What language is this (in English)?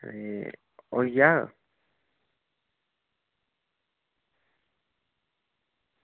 Dogri